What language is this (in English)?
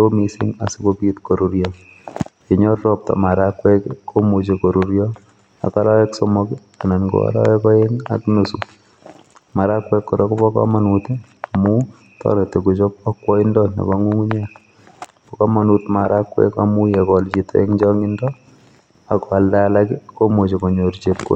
Kalenjin